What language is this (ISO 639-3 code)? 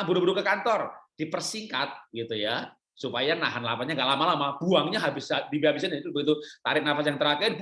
ind